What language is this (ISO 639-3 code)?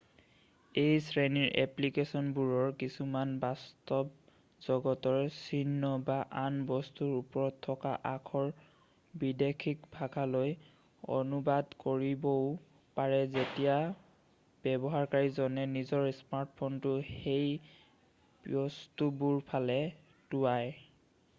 asm